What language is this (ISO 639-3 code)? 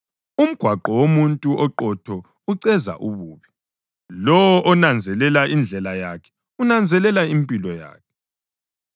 nde